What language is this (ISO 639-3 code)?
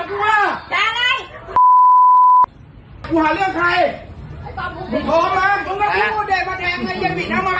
tha